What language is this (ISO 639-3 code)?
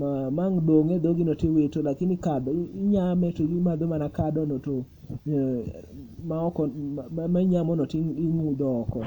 luo